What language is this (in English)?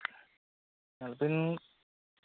Santali